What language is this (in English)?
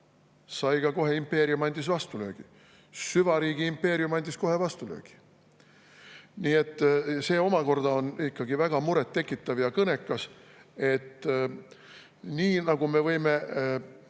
Estonian